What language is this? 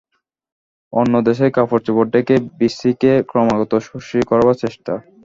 Bangla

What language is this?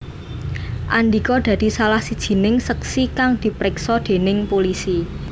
Javanese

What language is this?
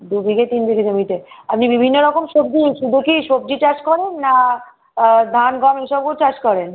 Bangla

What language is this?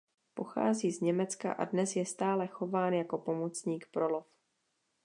Czech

